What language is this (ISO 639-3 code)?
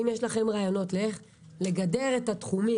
heb